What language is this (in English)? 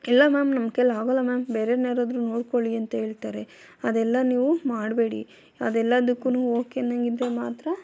Kannada